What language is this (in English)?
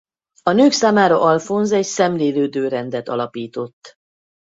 Hungarian